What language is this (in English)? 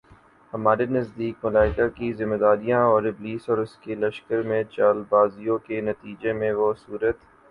Urdu